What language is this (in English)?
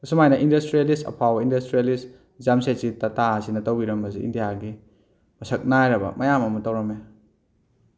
Manipuri